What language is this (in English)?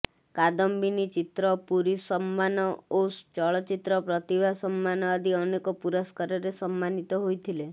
Odia